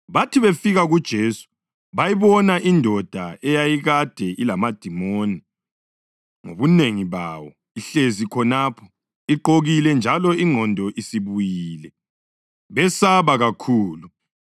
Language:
North Ndebele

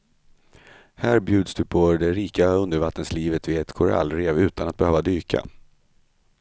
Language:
Swedish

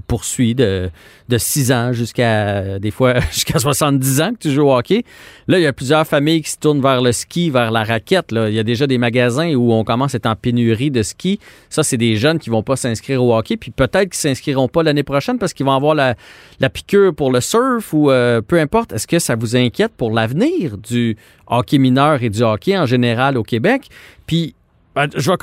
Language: French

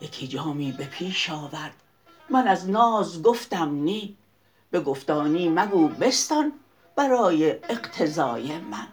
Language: Persian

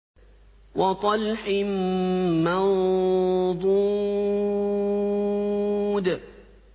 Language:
Arabic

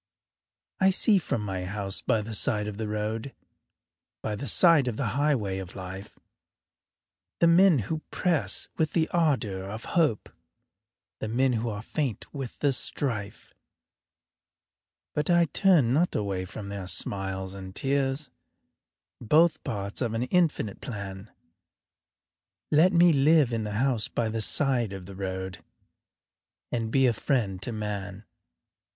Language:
English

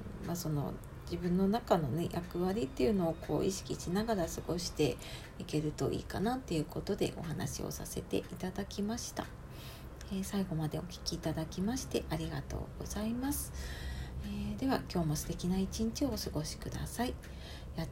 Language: Japanese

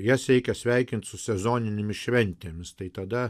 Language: Lithuanian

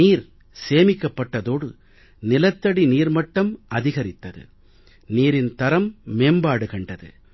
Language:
Tamil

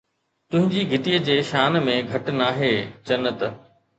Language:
Sindhi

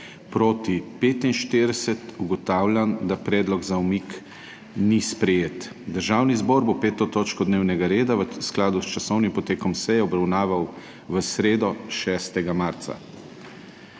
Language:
Slovenian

